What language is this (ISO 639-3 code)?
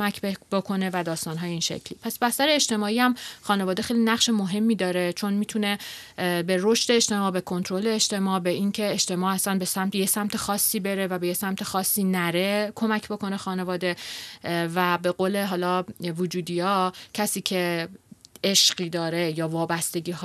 fas